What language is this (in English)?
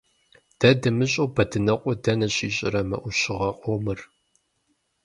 Kabardian